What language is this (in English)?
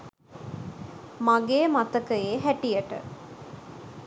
Sinhala